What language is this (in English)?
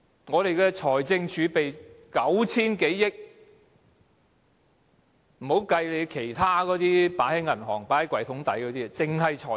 Cantonese